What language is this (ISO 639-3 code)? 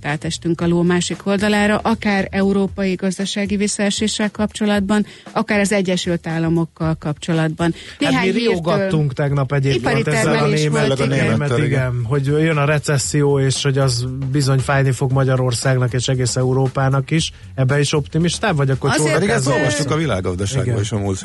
hun